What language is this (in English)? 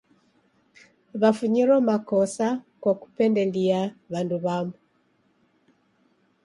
Taita